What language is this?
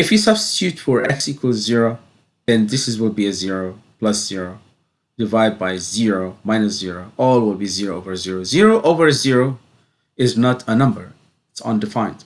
English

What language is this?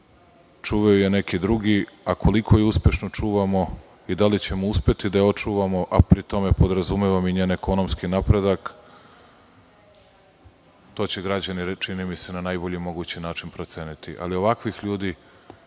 Serbian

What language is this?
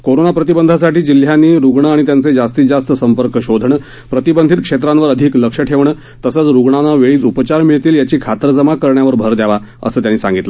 Marathi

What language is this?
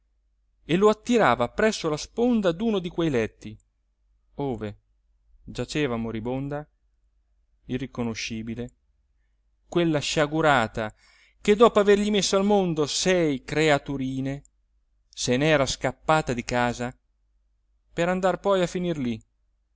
Italian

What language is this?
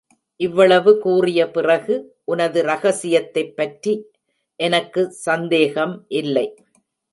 Tamil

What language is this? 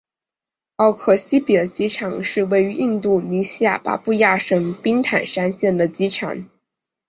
Chinese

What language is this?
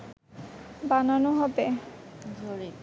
Bangla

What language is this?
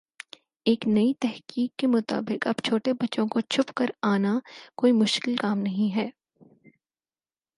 Urdu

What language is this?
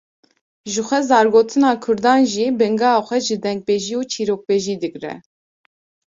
Kurdish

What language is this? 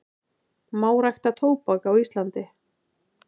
Icelandic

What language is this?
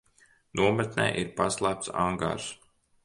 Latvian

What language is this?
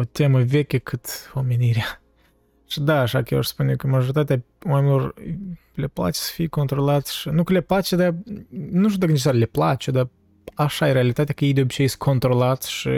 Romanian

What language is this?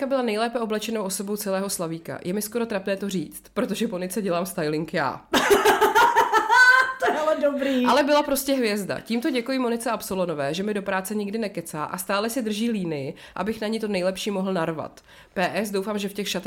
Czech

